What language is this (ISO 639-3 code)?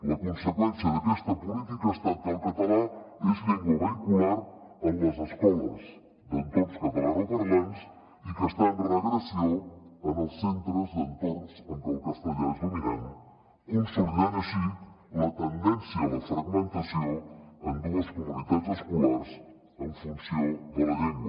cat